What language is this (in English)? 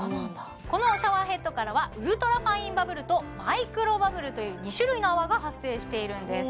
Japanese